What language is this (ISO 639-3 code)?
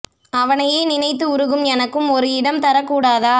tam